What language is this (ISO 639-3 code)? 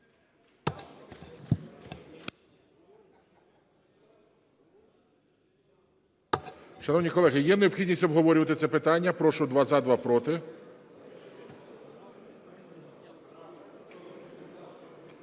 ukr